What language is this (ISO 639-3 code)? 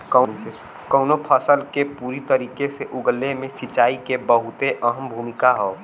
bho